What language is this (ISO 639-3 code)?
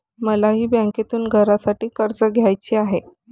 mar